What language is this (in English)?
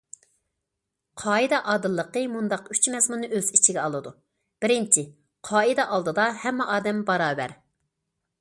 Uyghur